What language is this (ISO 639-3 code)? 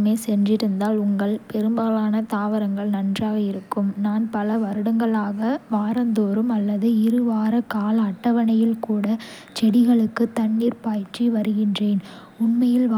kfe